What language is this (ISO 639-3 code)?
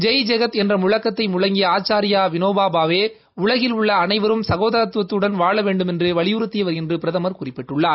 tam